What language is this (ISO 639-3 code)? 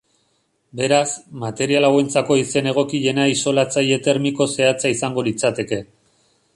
eus